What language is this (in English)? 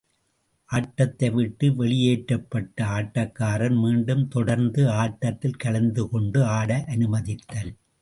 Tamil